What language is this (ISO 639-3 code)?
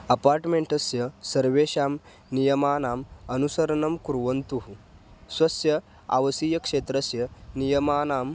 san